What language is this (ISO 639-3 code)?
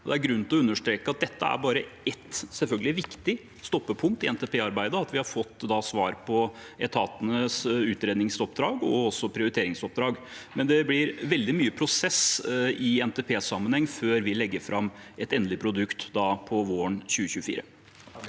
nor